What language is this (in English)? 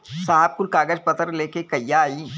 Bhojpuri